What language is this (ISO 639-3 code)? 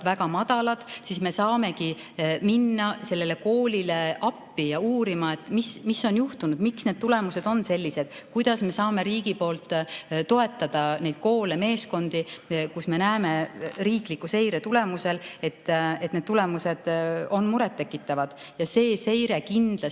est